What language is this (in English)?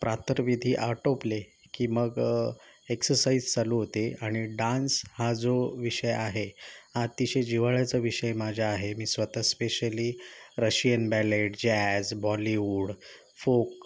Marathi